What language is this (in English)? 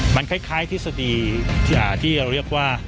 Thai